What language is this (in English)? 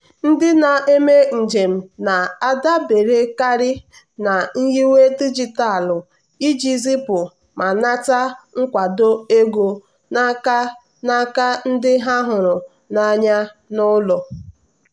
Igbo